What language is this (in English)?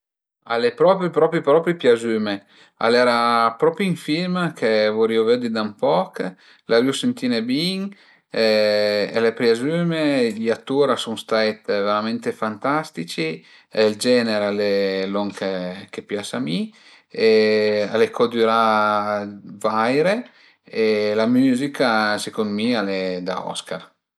Piedmontese